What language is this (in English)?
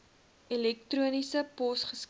Afrikaans